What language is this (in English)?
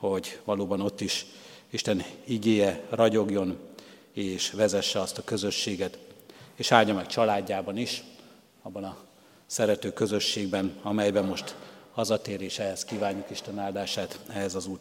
Hungarian